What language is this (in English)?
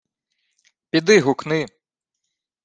Ukrainian